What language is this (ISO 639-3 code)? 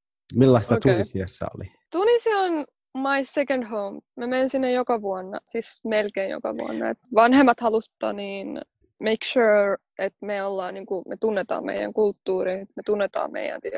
fin